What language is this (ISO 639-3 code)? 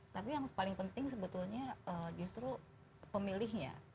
ind